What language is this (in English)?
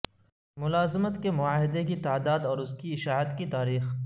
Urdu